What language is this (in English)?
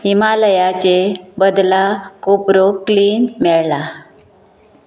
Konkani